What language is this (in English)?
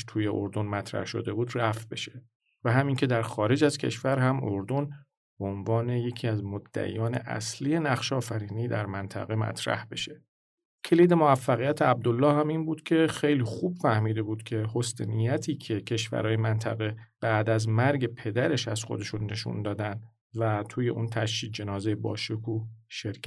Persian